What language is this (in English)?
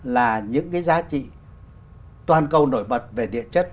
Vietnamese